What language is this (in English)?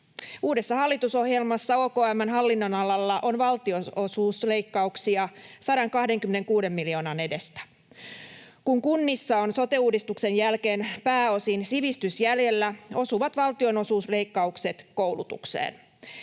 Finnish